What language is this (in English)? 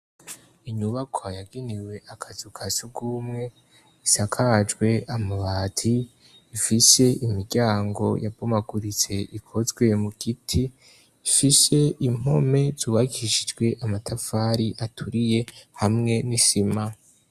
Rundi